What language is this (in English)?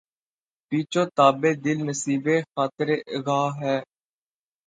Urdu